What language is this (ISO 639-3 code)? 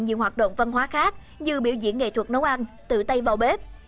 vie